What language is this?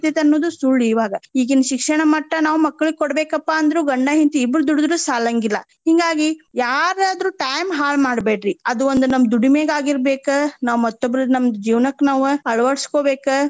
Kannada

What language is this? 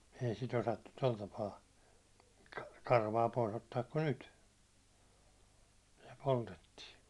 Finnish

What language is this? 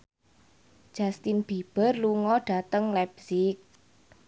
Javanese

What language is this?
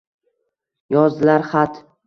Uzbek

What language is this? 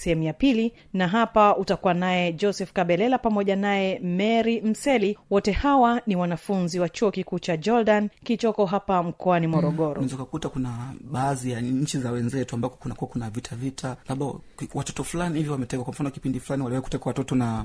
Swahili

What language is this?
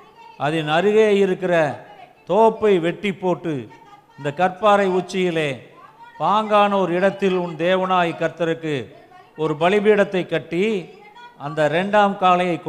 Tamil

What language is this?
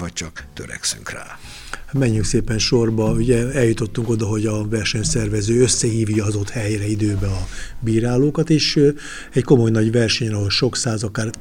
Hungarian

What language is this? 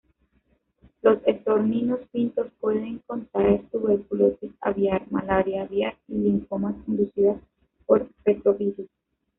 Spanish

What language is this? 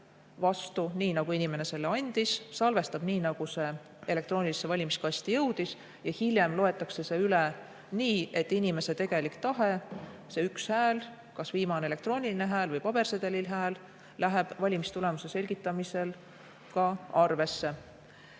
Estonian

